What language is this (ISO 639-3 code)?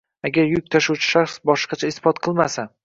uzb